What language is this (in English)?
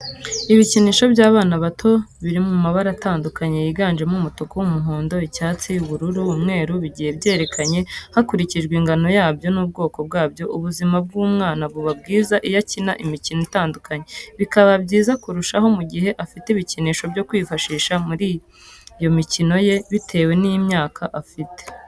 Kinyarwanda